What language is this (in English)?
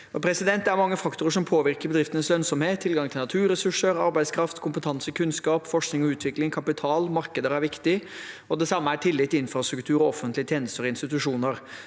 Norwegian